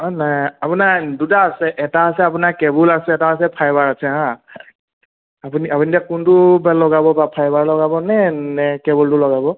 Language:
Assamese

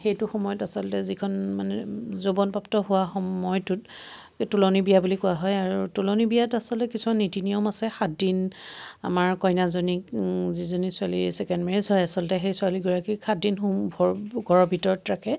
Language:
Assamese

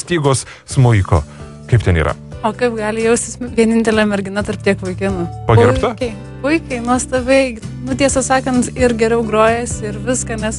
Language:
Lithuanian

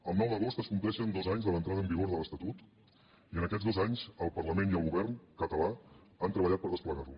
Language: Catalan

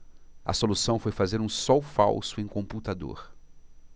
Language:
Portuguese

